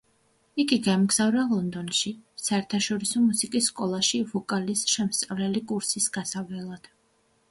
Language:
Georgian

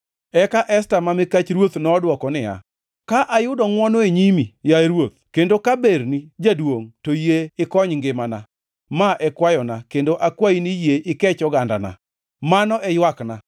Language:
Luo (Kenya and Tanzania)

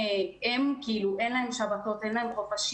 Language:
Hebrew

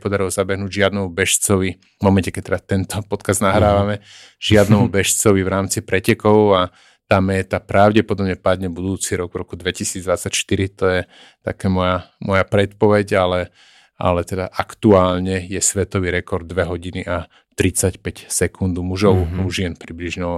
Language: Slovak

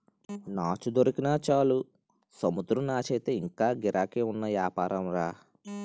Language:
Telugu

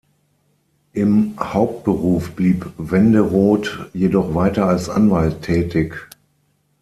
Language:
German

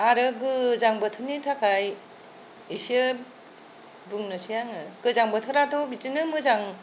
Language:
Bodo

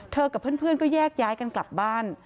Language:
Thai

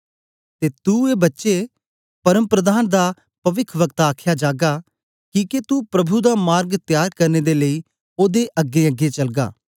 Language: Dogri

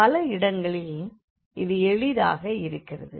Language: Tamil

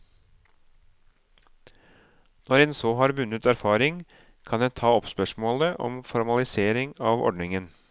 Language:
Norwegian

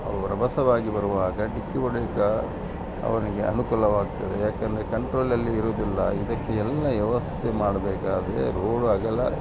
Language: Kannada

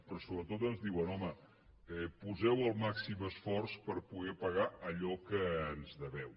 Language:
Catalan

